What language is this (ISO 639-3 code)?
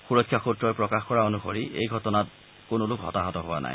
asm